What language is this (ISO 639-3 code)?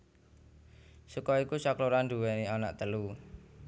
jav